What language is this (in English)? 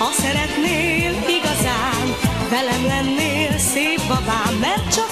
Hungarian